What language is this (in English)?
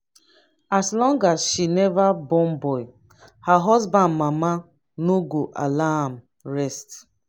Nigerian Pidgin